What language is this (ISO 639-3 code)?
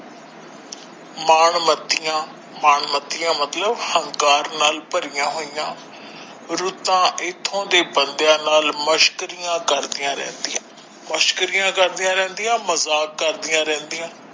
pan